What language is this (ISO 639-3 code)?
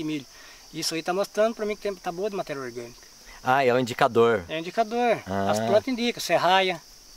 por